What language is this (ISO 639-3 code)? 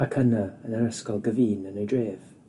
cym